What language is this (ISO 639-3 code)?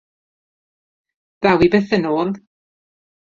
cym